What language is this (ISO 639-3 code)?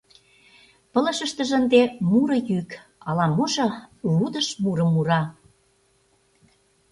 chm